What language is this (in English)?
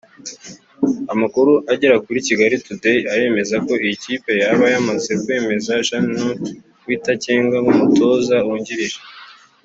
Kinyarwanda